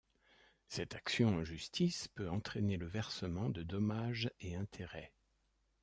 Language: French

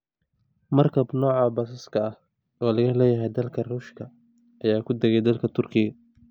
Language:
Somali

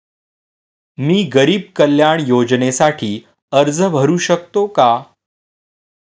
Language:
Marathi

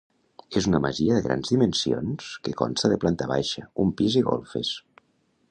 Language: Catalan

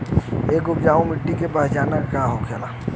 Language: Bhojpuri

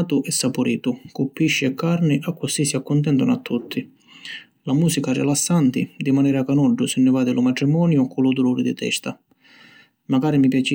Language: Sicilian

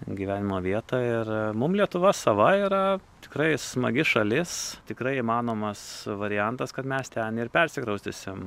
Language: Lithuanian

